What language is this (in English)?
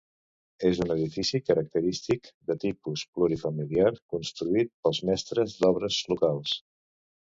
Catalan